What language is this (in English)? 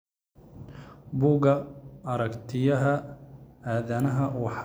Somali